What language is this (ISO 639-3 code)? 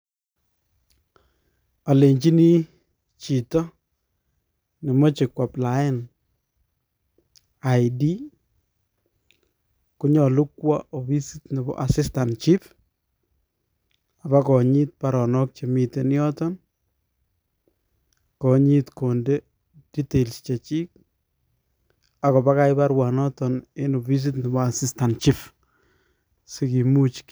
kln